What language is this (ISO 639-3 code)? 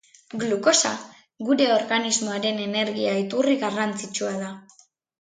eus